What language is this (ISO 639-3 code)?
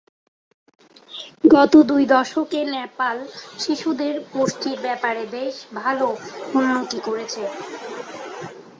ben